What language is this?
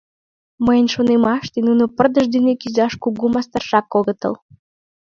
Mari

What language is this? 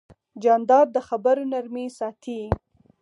Pashto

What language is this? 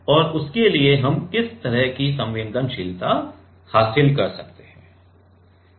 Hindi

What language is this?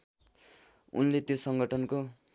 Nepali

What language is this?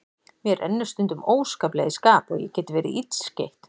Icelandic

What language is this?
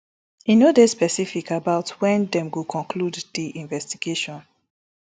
Nigerian Pidgin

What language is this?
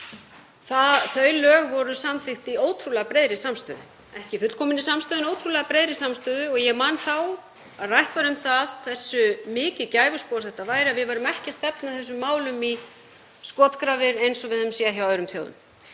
Icelandic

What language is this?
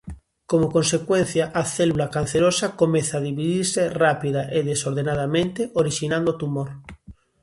Galician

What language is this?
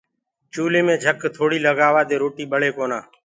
Gurgula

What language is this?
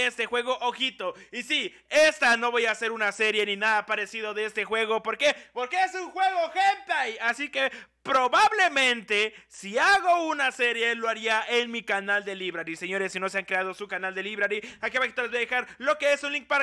Spanish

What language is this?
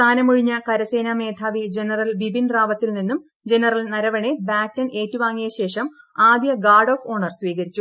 Malayalam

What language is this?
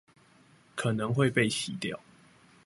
Chinese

